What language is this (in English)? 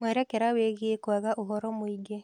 Kikuyu